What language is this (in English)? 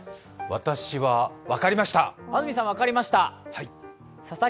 Japanese